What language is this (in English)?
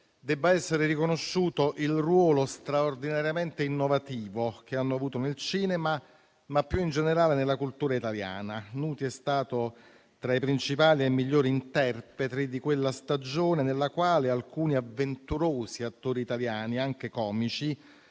Italian